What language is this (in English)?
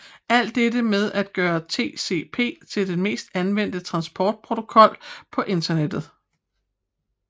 Danish